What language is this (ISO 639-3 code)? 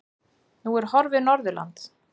isl